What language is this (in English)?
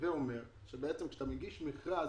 Hebrew